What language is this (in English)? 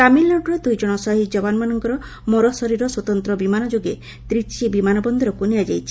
Odia